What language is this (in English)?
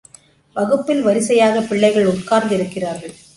Tamil